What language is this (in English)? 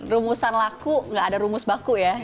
Indonesian